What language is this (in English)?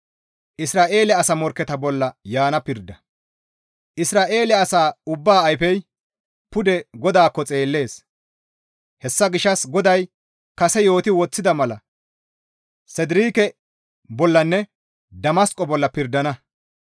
Gamo